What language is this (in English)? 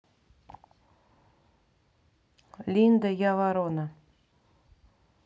Russian